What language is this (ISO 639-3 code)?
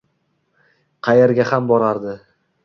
uzb